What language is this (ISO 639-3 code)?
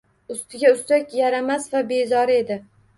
uzb